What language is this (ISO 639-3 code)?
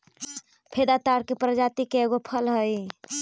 mag